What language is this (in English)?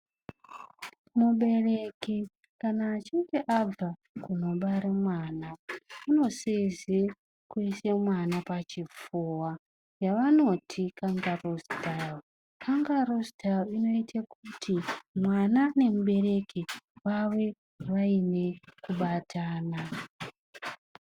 Ndau